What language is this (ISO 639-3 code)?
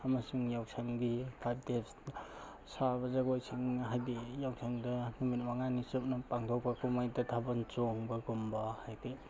mni